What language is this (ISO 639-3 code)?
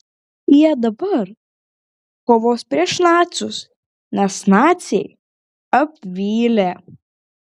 lit